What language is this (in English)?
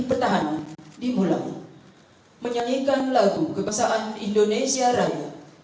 Indonesian